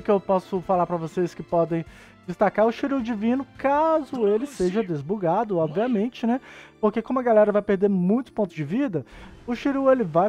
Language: Portuguese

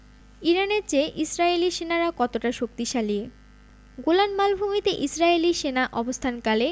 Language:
Bangla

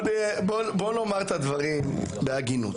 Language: Hebrew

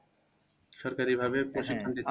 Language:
Bangla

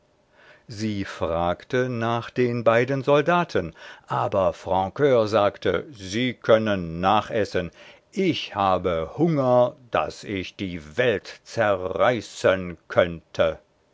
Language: German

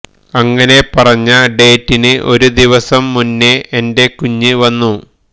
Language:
Malayalam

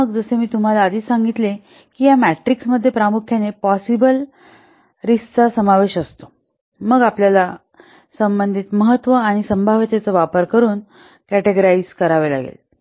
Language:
Marathi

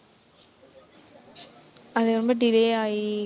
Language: Tamil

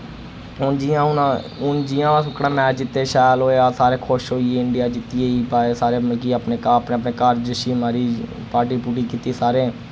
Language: Dogri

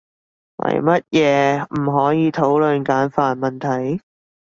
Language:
Cantonese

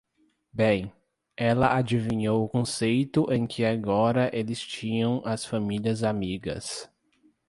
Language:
Portuguese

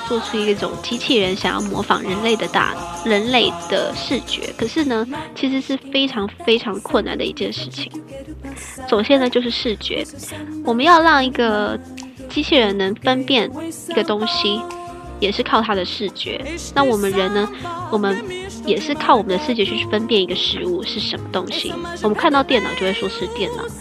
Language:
Chinese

